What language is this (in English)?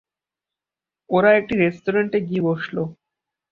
Bangla